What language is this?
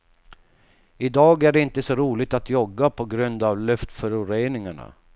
Swedish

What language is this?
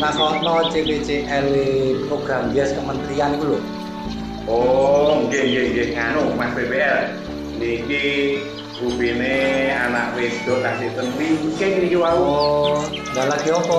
Indonesian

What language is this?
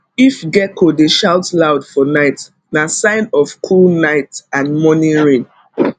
Nigerian Pidgin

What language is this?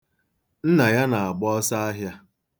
Igbo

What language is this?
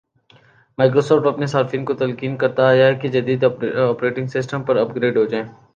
Urdu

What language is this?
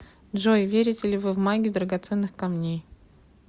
Russian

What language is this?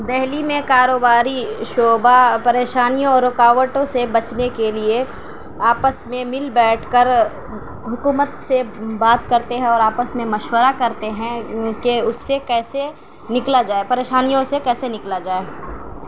Urdu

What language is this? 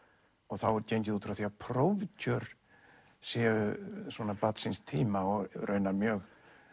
Icelandic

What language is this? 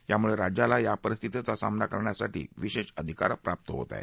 Marathi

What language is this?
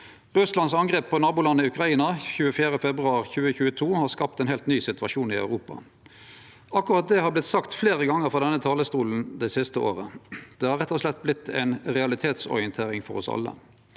Norwegian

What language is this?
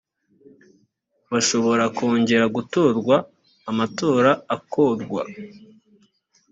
Kinyarwanda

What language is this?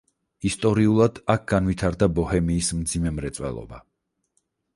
Georgian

